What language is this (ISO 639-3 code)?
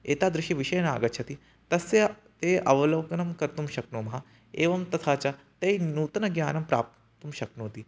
san